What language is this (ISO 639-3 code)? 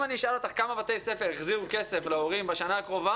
heb